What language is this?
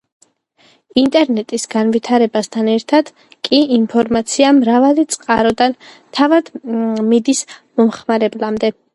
Georgian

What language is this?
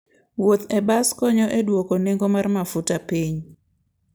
Luo (Kenya and Tanzania)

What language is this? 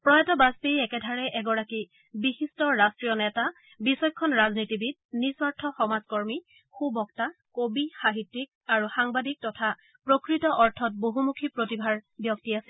Assamese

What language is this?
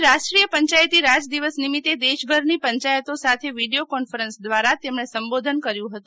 Gujarati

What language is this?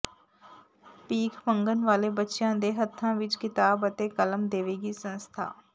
Punjabi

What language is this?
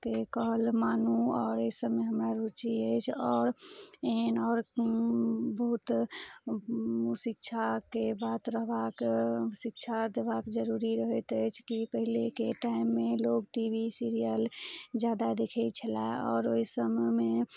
Maithili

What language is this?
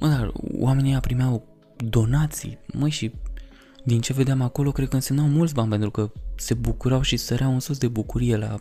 Romanian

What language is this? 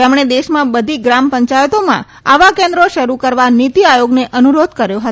Gujarati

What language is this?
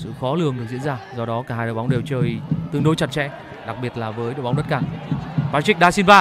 Vietnamese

